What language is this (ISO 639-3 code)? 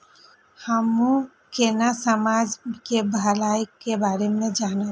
mai